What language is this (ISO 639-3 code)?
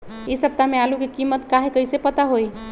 mag